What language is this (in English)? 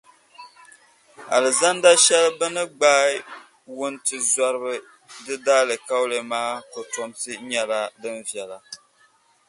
Dagbani